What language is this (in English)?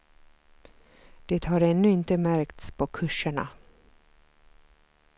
Swedish